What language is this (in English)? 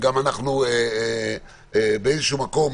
Hebrew